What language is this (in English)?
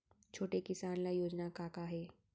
Chhattisgarhi